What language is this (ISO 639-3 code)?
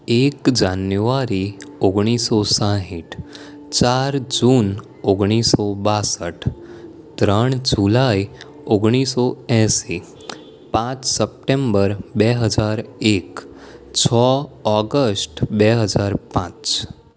guj